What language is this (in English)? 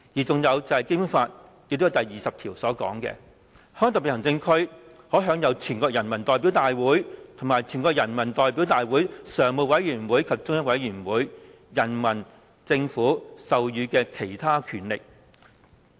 Cantonese